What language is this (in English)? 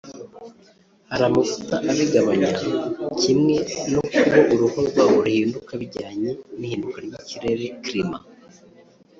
Kinyarwanda